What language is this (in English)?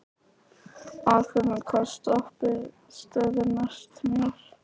Icelandic